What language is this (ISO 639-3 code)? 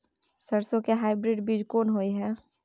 mai